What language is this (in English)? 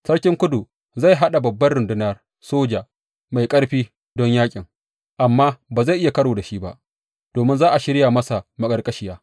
Hausa